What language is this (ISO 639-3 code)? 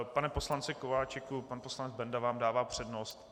ces